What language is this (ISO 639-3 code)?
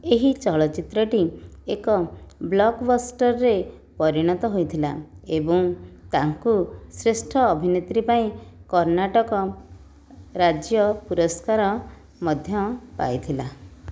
ori